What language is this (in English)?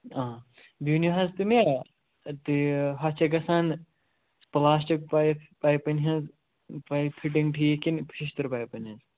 Kashmiri